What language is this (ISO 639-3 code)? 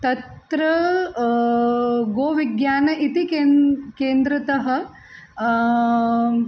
san